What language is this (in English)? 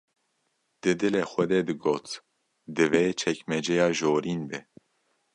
Kurdish